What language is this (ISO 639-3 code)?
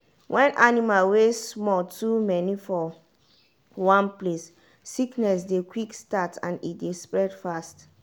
pcm